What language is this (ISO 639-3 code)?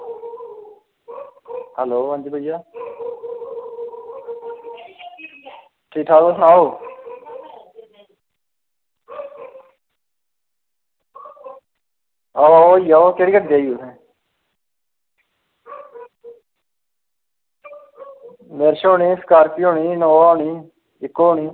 doi